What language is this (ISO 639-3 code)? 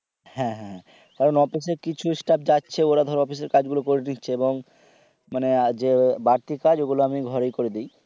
ben